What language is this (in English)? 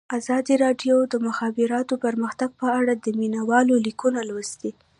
Pashto